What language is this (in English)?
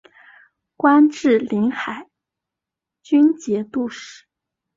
Chinese